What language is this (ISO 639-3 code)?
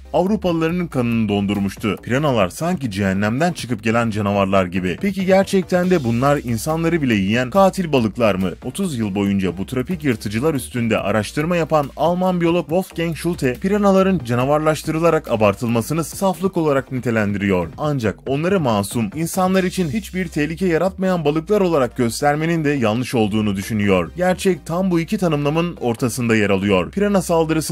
tur